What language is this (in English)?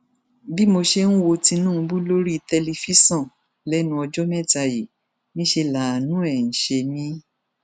Yoruba